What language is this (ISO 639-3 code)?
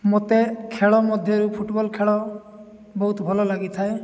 ori